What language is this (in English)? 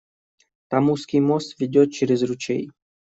Russian